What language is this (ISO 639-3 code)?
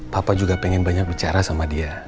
ind